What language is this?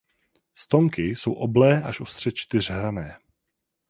Czech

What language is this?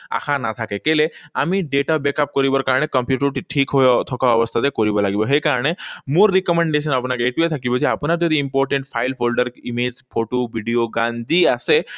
Assamese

